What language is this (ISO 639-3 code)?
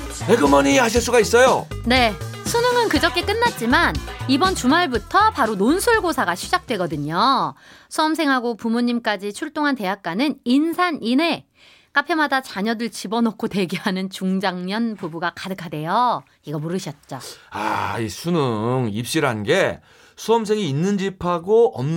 kor